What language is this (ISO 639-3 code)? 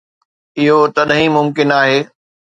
snd